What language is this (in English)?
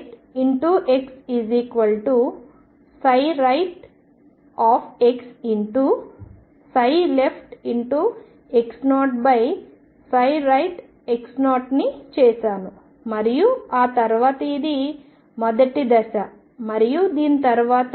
Telugu